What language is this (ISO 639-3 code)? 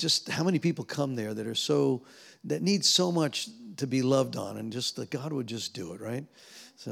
eng